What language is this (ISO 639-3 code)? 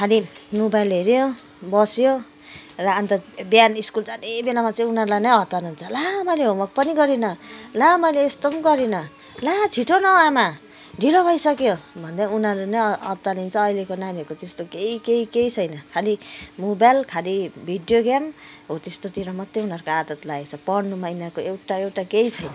nep